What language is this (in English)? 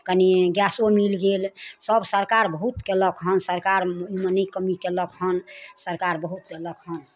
Maithili